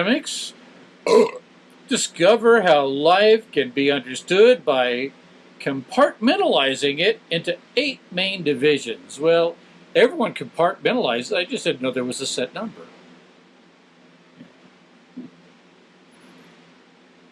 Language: English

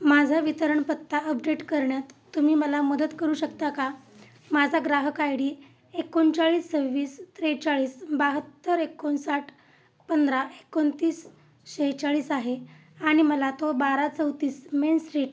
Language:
Marathi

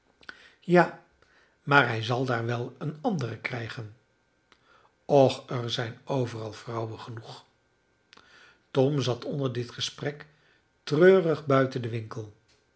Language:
Dutch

